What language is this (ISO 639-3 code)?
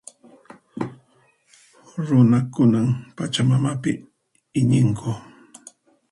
qxp